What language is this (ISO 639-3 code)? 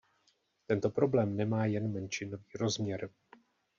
ces